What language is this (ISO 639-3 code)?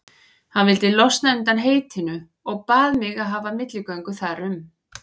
isl